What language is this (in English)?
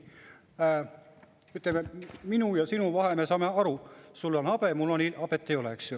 Estonian